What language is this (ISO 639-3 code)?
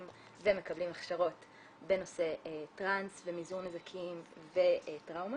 heb